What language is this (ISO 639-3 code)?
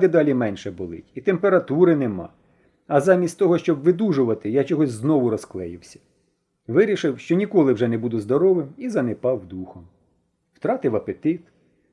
ukr